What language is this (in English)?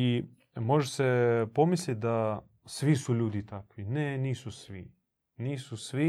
Croatian